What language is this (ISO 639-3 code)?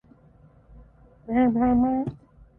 eng